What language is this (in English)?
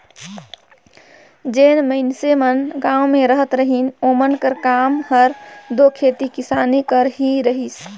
Chhattisgarhi